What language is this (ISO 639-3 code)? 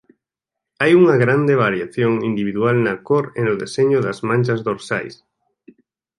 glg